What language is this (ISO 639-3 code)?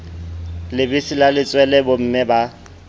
sot